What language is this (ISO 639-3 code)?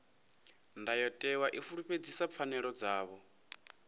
ven